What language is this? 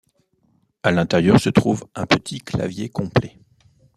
French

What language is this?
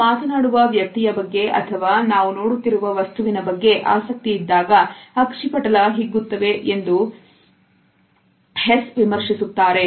Kannada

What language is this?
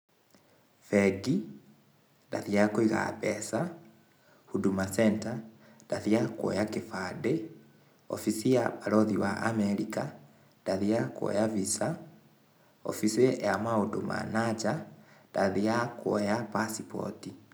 Kikuyu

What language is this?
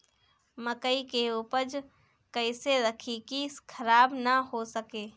Bhojpuri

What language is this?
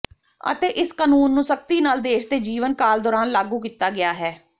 Punjabi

